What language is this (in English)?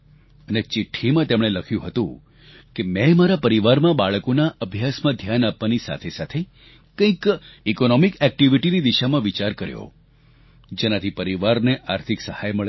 Gujarati